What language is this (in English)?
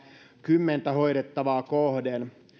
Finnish